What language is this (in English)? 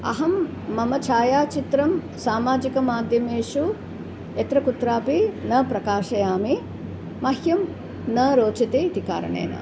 Sanskrit